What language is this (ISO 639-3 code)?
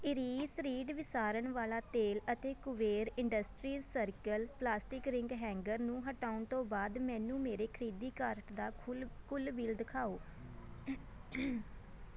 pan